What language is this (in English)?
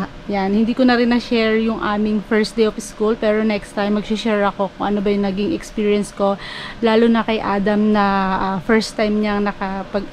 Filipino